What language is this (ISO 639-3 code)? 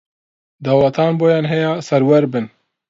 ckb